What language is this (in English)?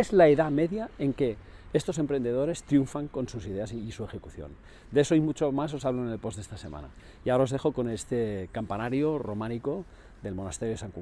Spanish